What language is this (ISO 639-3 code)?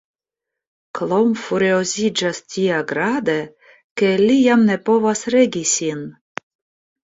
epo